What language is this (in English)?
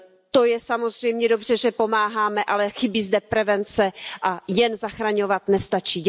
Czech